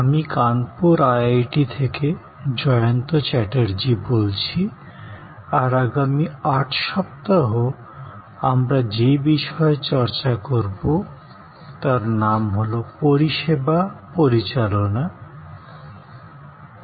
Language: Bangla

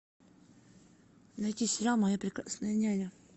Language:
Russian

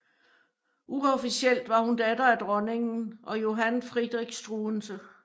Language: Danish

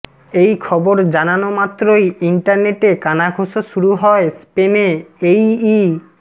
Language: Bangla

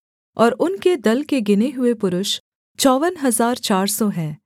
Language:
Hindi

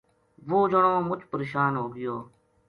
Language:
Gujari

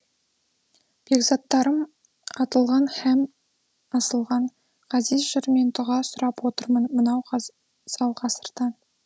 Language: Kazakh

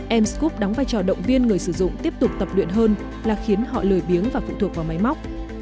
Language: Vietnamese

